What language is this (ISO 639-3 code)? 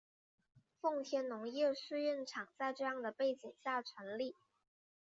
zho